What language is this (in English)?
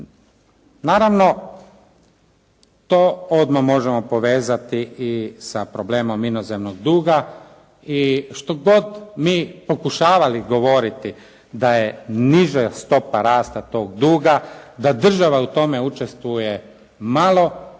Croatian